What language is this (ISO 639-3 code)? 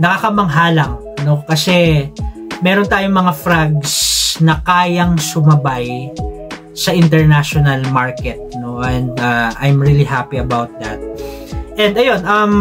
fil